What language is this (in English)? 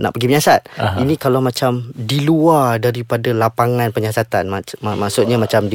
Malay